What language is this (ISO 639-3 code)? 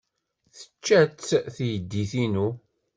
kab